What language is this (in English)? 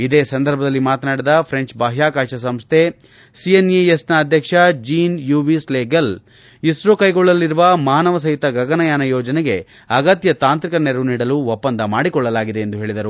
Kannada